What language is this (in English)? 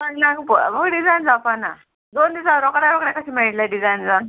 Konkani